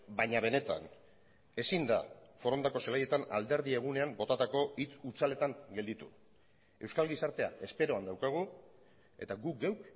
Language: Basque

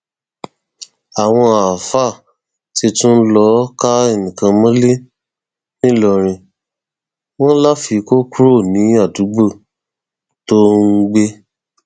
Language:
Yoruba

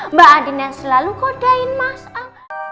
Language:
Indonesian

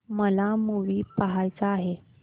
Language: Marathi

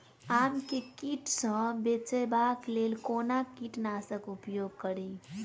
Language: Maithili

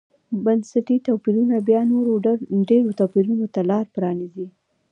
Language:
Pashto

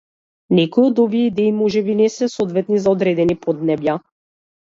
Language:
Macedonian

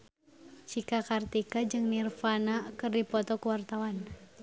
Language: Sundanese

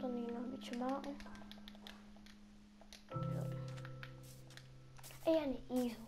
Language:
Dutch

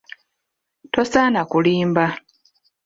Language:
Ganda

